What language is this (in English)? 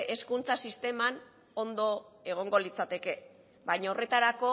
Basque